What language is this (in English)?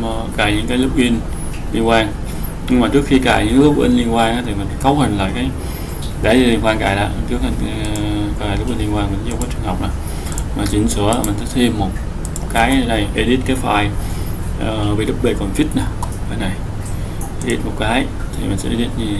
Vietnamese